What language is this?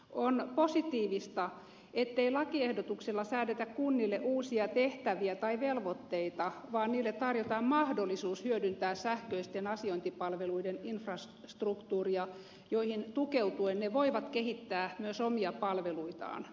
Finnish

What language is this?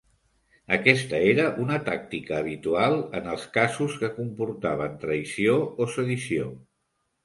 Catalan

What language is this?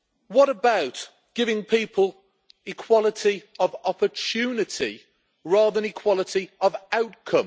English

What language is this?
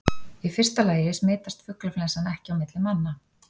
Icelandic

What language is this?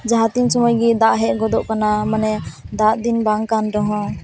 Santali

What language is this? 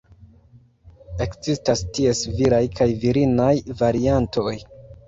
Esperanto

